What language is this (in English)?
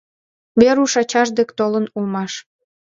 Mari